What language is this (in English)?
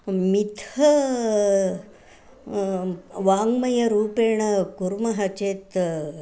Sanskrit